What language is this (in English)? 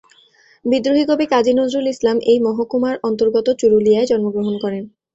Bangla